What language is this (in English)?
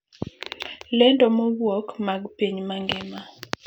Luo (Kenya and Tanzania)